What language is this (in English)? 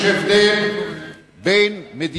Hebrew